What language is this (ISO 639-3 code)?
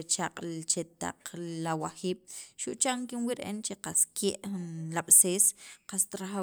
quv